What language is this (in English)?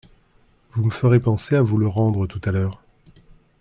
French